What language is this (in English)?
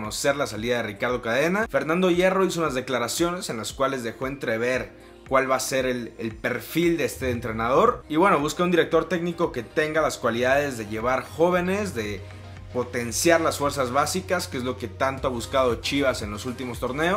Spanish